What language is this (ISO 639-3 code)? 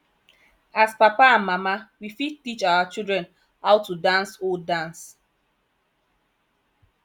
pcm